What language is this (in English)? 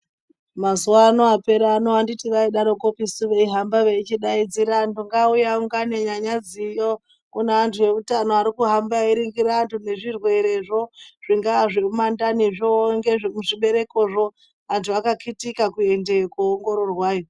Ndau